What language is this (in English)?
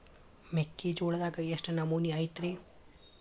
Kannada